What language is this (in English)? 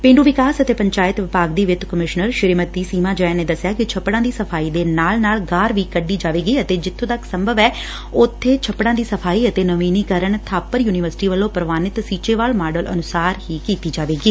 Punjabi